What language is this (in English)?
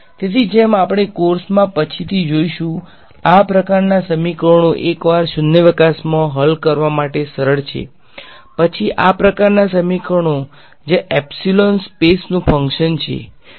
Gujarati